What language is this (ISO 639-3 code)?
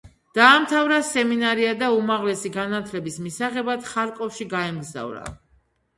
kat